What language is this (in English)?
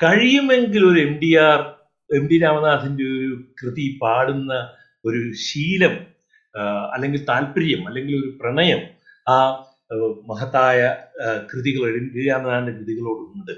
Malayalam